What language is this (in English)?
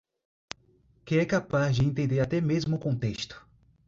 Portuguese